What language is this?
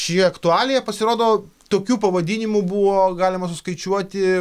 Lithuanian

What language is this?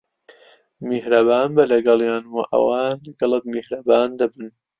Central Kurdish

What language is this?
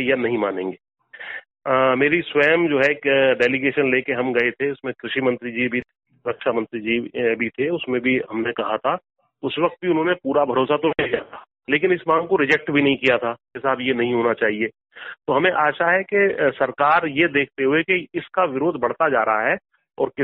Hindi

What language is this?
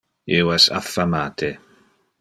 Interlingua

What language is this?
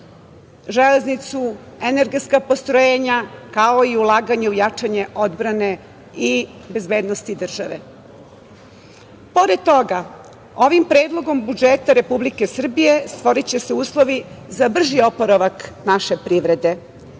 Serbian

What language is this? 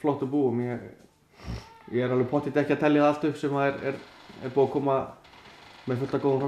Romanian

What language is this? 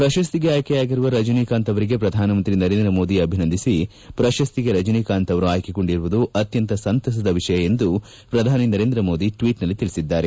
Kannada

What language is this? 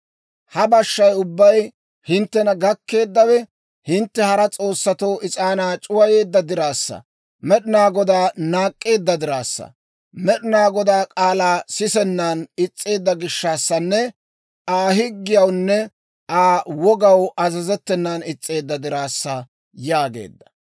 Dawro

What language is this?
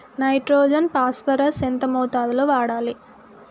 Telugu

